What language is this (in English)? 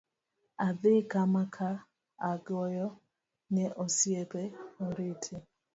Luo (Kenya and Tanzania)